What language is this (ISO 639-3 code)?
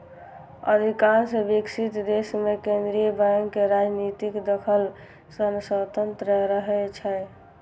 mai